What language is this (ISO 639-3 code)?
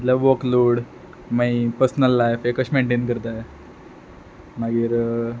kok